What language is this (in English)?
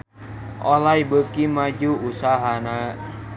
Sundanese